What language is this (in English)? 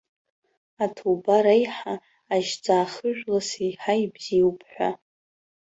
Abkhazian